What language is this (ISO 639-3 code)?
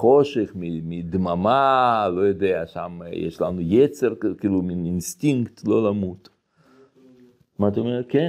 heb